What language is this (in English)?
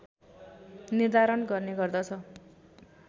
Nepali